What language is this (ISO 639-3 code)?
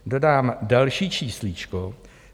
ces